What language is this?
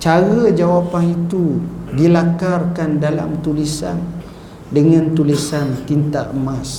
Malay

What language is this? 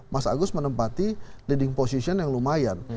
Indonesian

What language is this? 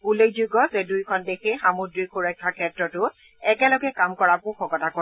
Assamese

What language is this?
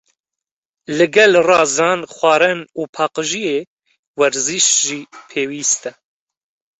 Kurdish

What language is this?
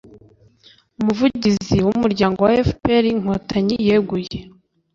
Kinyarwanda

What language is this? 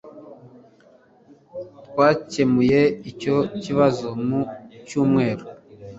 Kinyarwanda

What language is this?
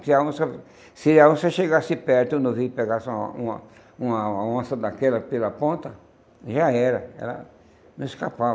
Portuguese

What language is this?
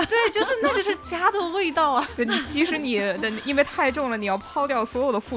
Chinese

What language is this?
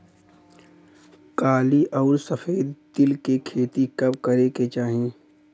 Bhojpuri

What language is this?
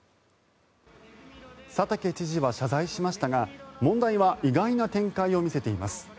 Japanese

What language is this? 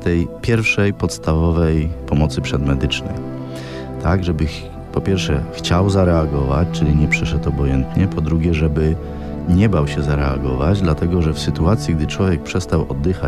Polish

